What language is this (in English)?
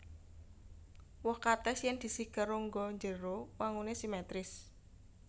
Javanese